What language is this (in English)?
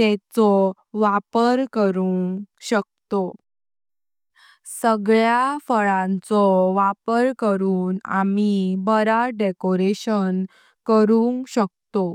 Konkani